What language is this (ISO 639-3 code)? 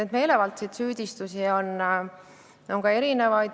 est